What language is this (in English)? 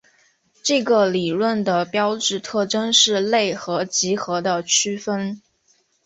Chinese